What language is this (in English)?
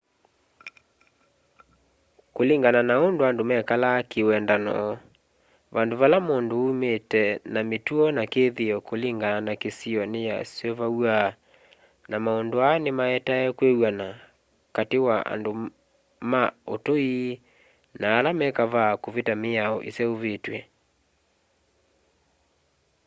Kamba